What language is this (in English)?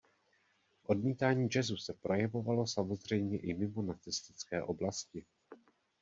Czech